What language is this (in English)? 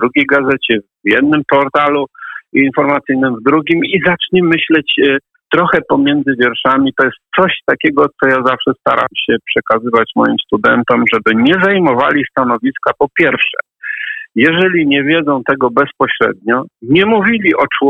Polish